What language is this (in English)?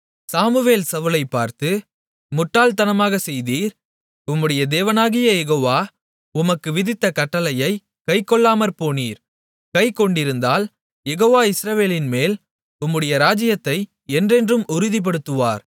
Tamil